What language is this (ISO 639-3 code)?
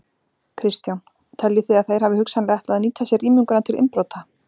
isl